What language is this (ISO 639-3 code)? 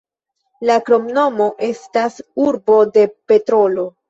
epo